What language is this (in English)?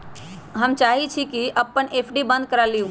Magahi